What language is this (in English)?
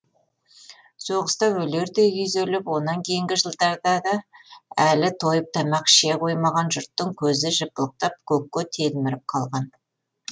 Kazakh